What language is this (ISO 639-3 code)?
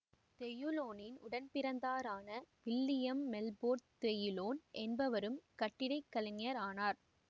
tam